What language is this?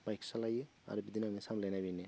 Bodo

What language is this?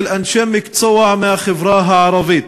Hebrew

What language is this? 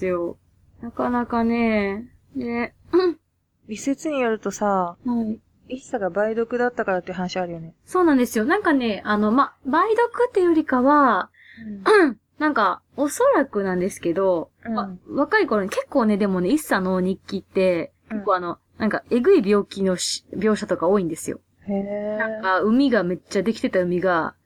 Japanese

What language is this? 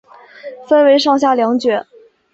Chinese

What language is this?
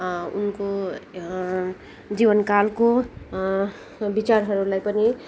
Nepali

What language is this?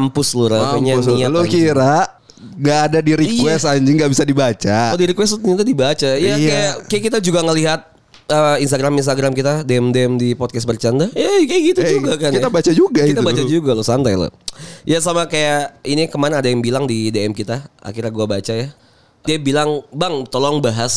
Indonesian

